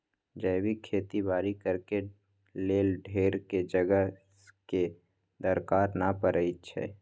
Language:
Magahi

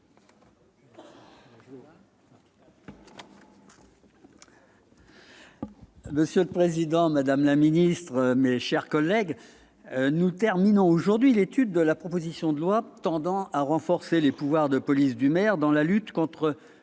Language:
French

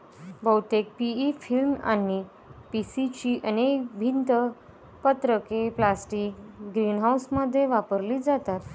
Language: Marathi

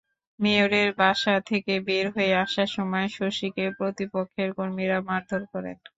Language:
Bangla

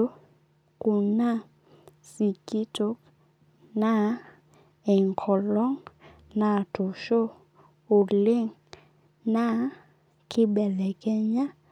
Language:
Masai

